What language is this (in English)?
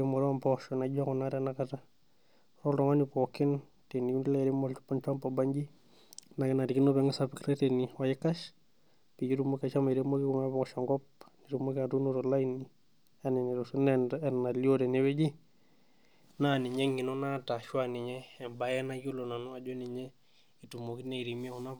Masai